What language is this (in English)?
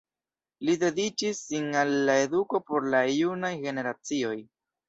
Esperanto